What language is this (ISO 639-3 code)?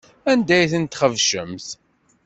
kab